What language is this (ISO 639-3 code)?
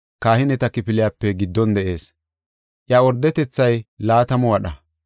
gof